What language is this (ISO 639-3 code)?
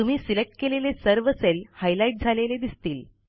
mar